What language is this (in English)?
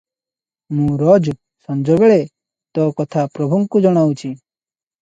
Odia